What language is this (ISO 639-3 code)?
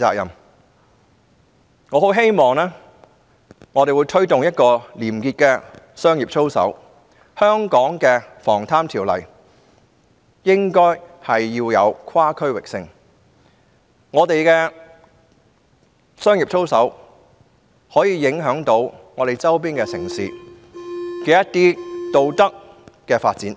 yue